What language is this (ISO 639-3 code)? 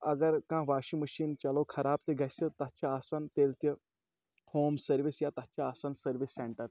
kas